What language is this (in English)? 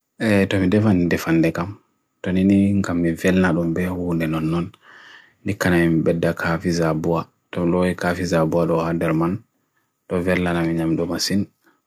Bagirmi Fulfulde